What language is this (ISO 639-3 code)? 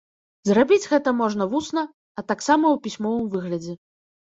bel